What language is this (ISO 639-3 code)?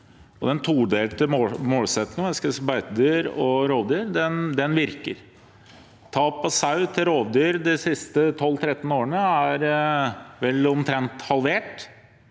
nor